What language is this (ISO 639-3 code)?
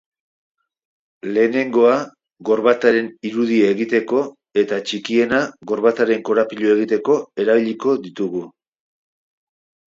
eus